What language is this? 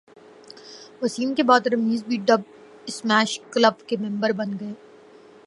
Urdu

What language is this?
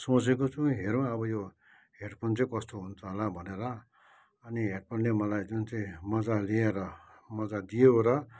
Nepali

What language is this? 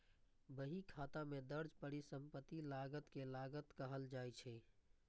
Maithili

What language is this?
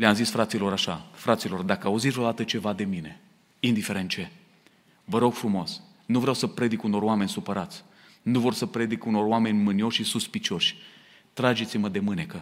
Romanian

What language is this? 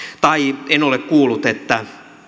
Finnish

